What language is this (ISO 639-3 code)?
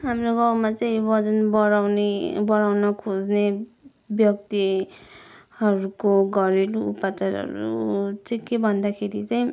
nep